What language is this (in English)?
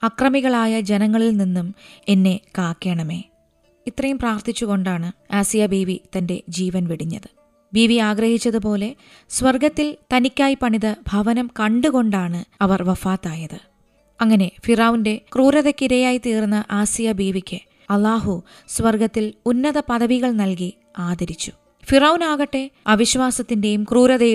Malayalam